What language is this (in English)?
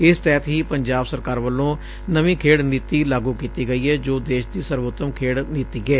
Punjabi